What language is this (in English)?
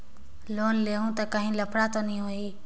Chhattisgarhi